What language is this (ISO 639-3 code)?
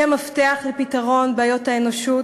heb